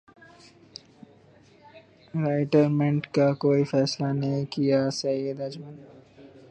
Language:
Urdu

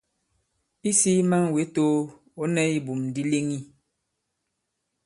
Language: Bankon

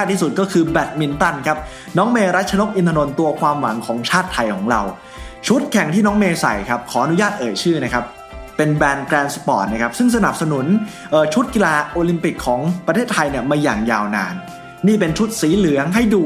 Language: Thai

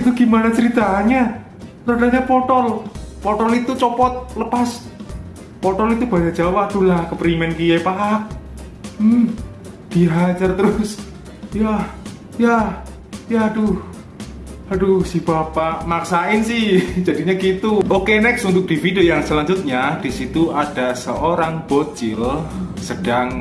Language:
Indonesian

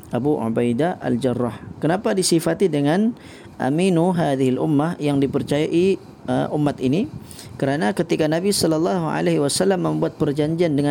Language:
Malay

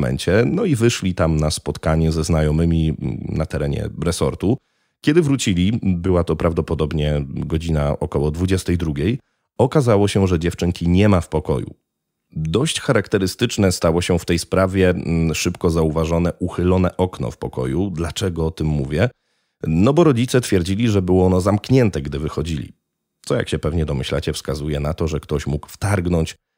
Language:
Polish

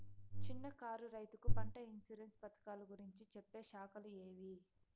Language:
Telugu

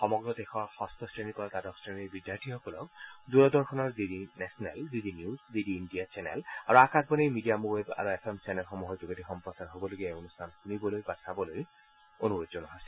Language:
Assamese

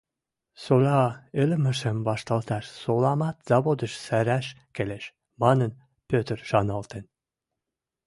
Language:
Western Mari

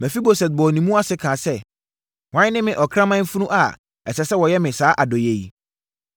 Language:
Akan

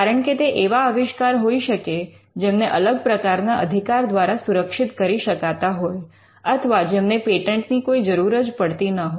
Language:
Gujarati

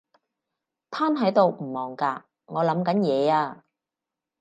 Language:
Cantonese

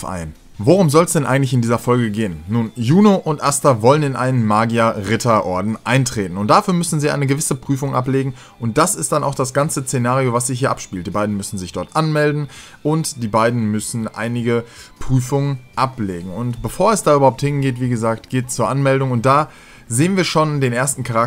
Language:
German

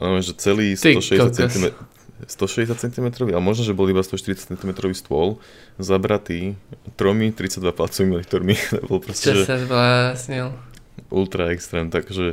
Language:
Slovak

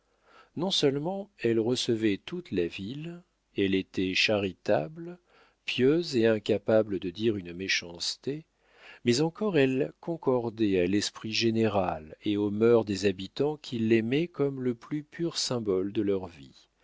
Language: French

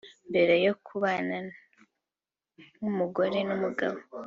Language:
Kinyarwanda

